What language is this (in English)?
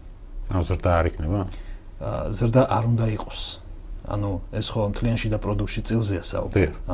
Persian